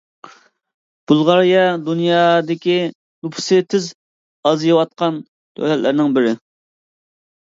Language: Uyghur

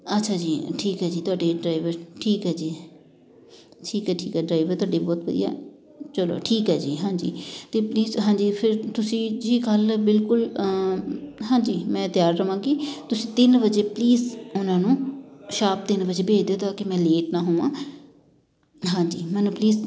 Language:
Punjabi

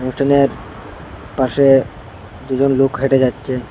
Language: Bangla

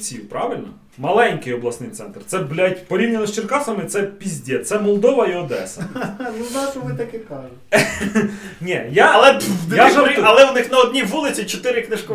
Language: Ukrainian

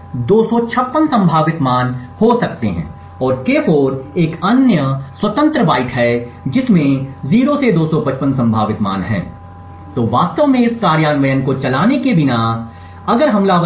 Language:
Hindi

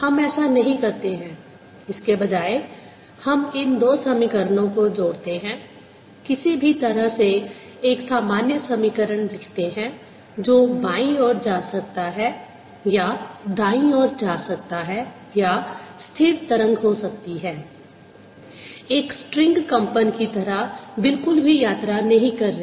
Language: Hindi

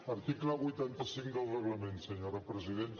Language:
Catalan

